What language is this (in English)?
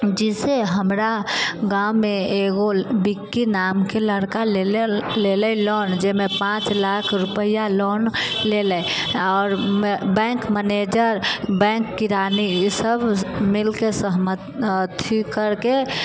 Maithili